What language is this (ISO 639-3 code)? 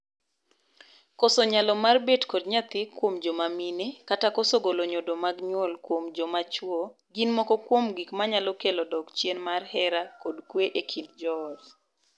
luo